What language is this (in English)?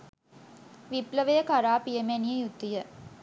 Sinhala